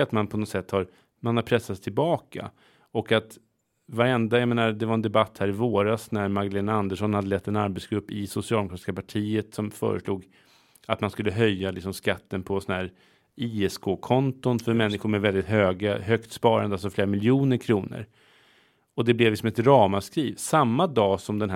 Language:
Swedish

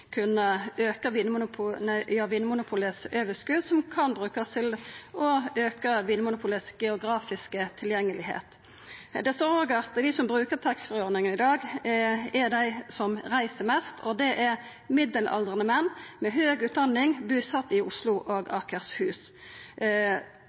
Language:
Norwegian Nynorsk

